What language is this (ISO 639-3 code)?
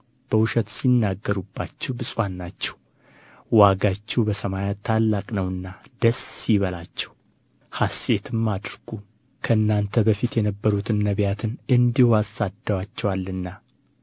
amh